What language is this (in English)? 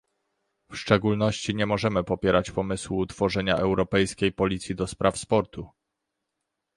Polish